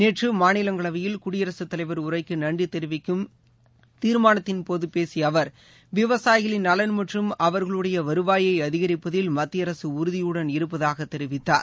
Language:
Tamil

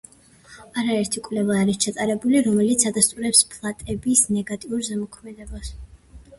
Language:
Georgian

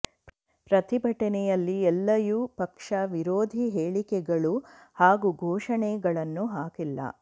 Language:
Kannada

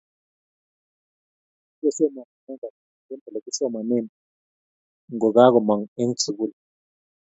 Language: Kalenjin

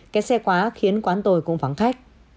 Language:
Vietnamese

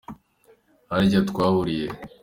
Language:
Kinyarwanda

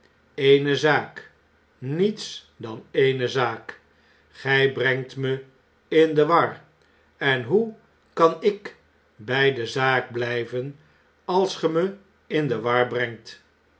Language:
Dutch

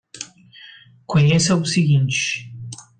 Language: Portuguese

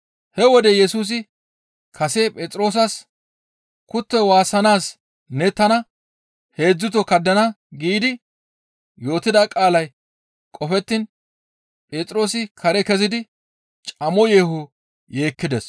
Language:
Gamo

